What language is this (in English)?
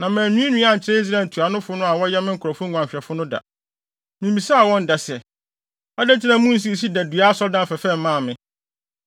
Akan